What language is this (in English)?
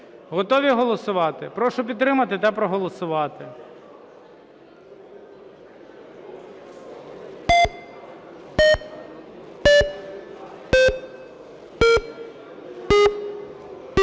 Ukrainian